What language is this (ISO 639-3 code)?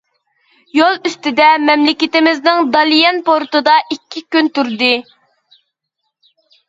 uig